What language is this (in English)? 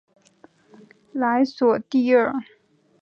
Chinese